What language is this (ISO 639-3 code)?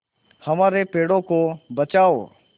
hin